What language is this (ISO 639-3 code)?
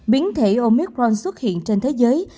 vie